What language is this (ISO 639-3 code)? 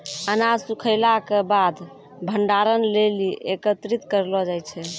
mai